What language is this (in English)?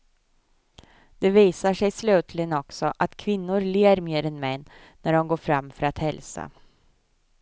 Swedish